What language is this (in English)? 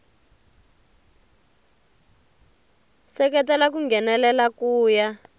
Tsonga